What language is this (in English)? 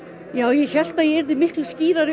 Icelandic